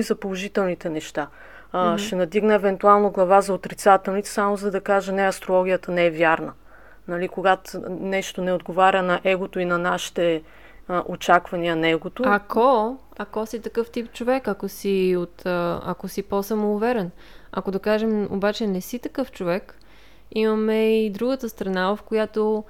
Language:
Bulgarian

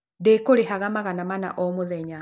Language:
Kikuyu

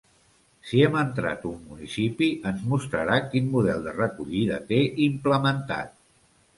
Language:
Catalan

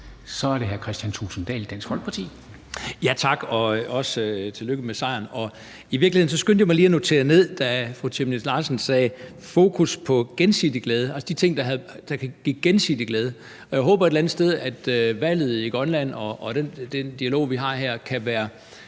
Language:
Danish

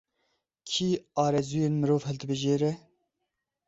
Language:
Kurdish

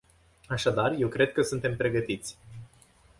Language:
Romanian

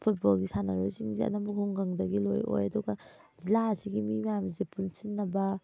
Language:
Manipuri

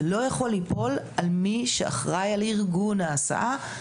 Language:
Hebrew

